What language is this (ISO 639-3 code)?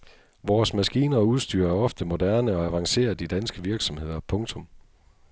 dan